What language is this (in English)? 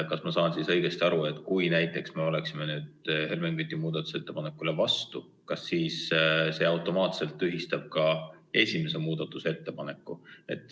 Estonian